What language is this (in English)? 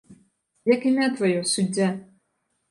Belarusian